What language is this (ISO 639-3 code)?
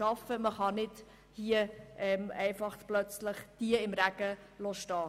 gsw